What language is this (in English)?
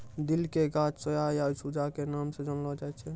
Maithili